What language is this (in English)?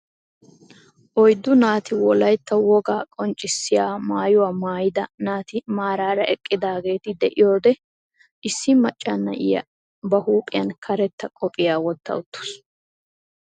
Wolaytta